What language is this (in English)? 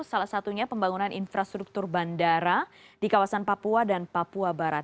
Indonesian